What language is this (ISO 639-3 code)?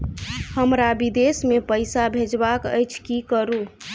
mai